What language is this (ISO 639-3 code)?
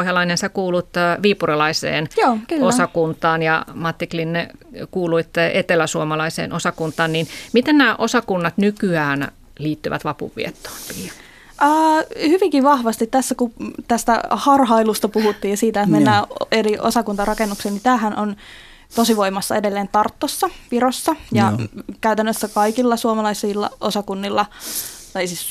fin